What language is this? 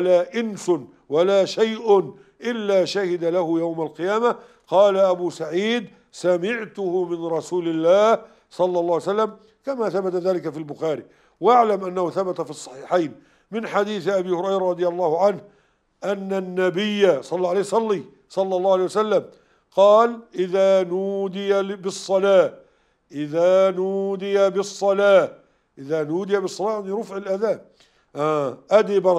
Arabic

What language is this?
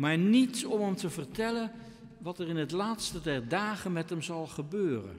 Dutch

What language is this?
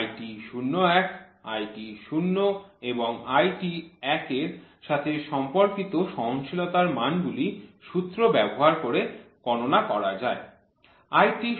Bangla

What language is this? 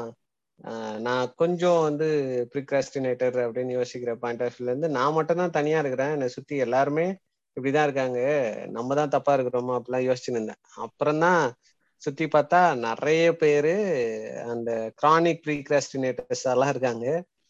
Tamil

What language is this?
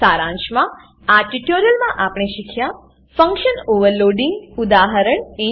Gujarati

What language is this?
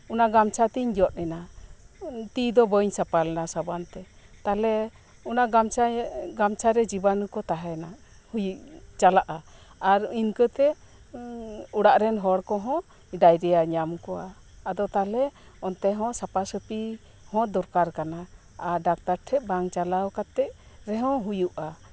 Santali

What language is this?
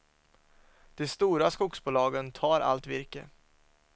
Swedish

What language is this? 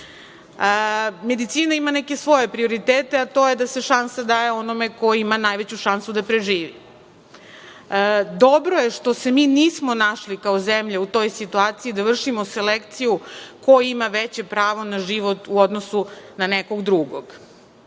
Serbian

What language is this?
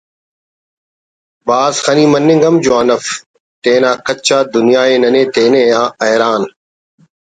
Brahui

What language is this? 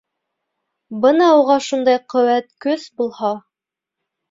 Bashkir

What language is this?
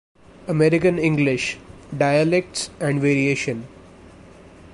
English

